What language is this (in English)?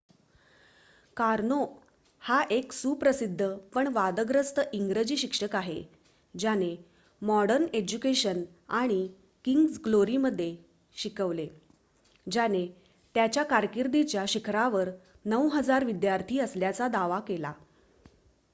Marathi